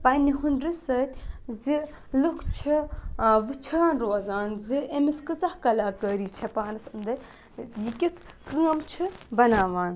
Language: Kashmiri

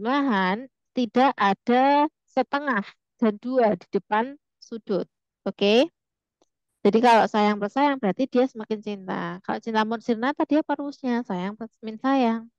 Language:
Indonesian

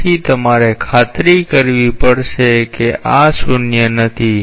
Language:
Gujarati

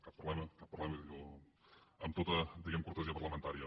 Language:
Catalan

